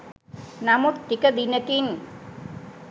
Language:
Sinhala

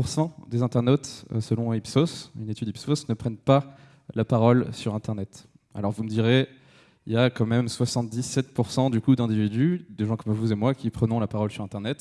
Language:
French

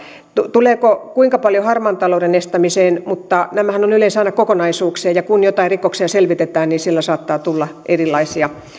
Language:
Finnish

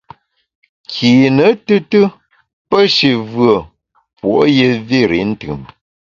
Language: Bamun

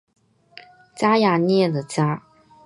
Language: Chinese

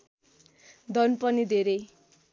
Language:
Nepali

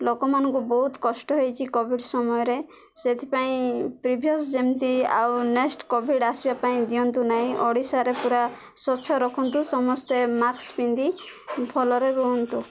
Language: Odia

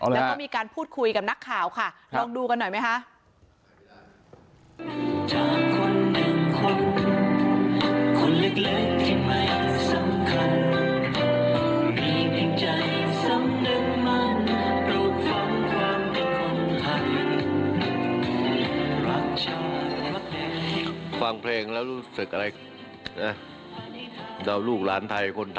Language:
Thai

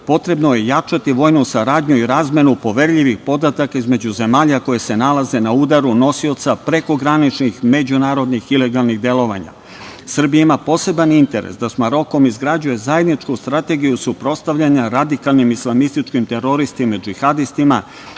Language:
Serbian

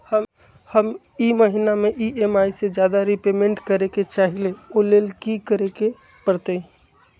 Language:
Magahi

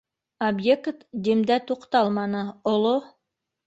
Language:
Bashkir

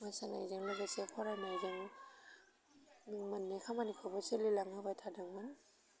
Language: Bodo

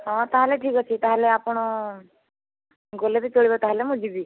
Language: Odia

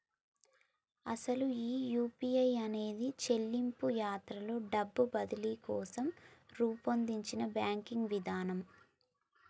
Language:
Telugu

